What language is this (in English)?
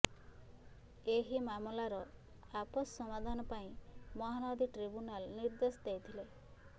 Odia